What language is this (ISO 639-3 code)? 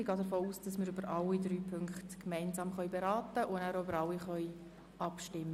gsw